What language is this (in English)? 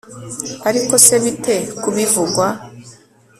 Kinyarwanda